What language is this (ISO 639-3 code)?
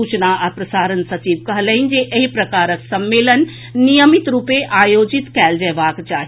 mai